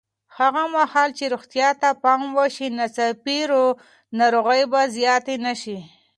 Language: Pashto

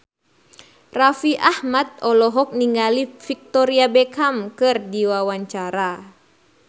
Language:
Sundanese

